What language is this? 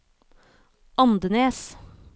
Norwegian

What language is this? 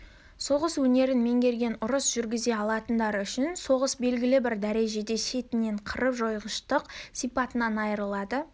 Kazakh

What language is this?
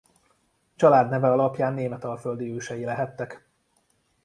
Hungarian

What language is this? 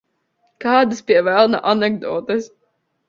Latvian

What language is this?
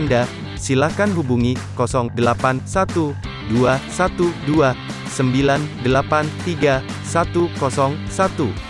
Indonesian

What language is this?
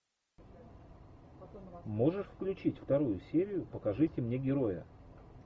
Russian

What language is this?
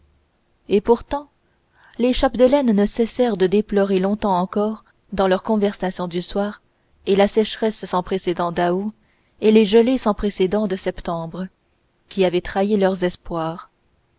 French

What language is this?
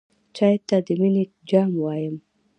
Pashto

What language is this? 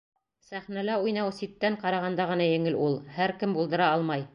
Bashkir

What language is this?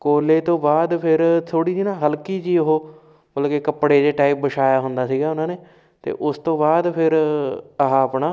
Punjabi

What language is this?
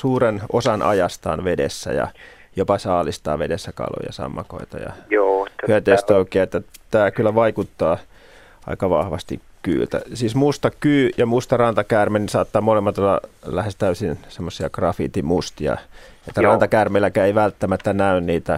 Finnish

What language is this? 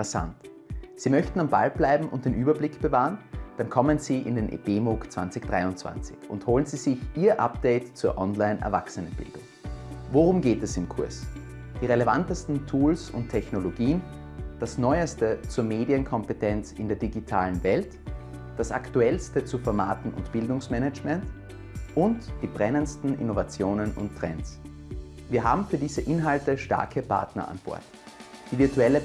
German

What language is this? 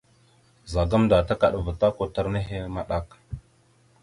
Mada (Cameroon)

